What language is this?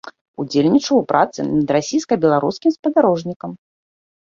Belarusian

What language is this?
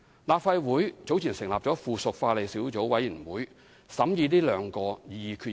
Cantonese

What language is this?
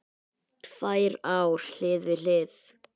Icelandic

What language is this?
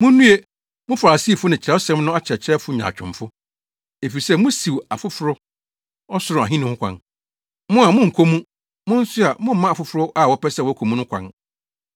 Akan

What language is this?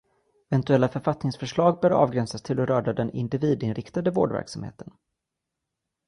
Swedish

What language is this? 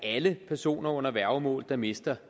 Danish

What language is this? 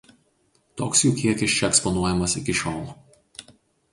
Lithuanian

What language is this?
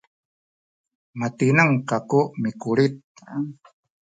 Sakizaya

